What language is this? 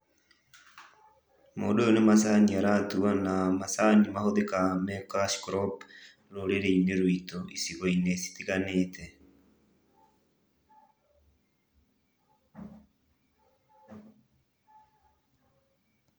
Kikuyu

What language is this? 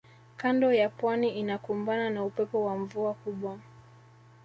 Swahili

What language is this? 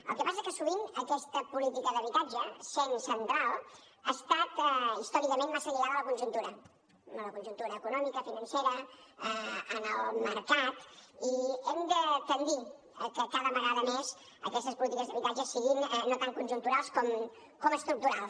Catalan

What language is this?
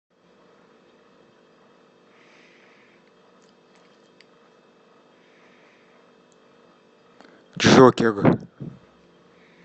Russian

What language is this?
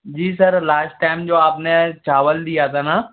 Hindi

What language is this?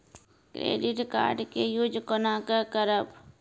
Maithili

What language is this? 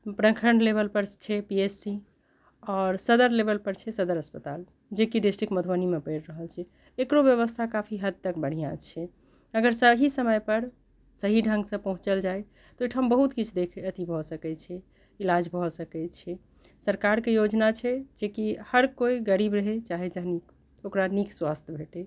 Maithili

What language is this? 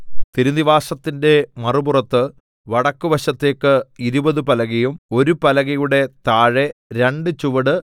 Malayalam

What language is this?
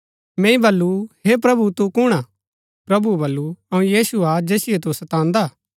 Gaddi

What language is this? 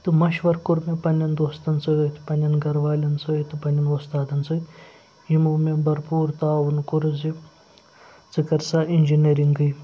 Kashmiri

